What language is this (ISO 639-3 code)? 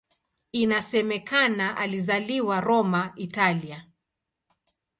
swa